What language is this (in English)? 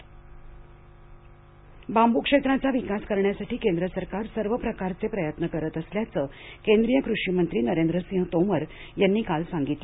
Marathi